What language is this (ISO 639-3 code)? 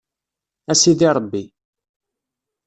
kab